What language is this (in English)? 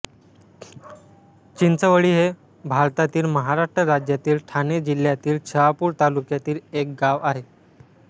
Marathi